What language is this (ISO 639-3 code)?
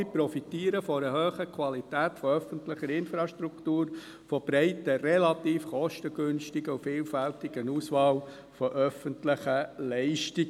gsw